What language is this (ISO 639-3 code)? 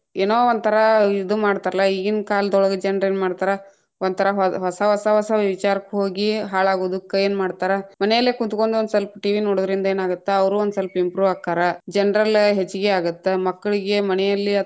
kan